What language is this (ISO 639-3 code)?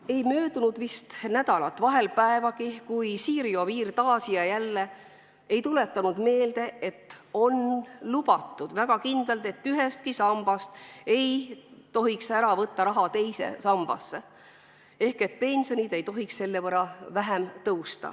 est